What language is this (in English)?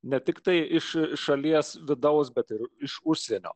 Lithuanian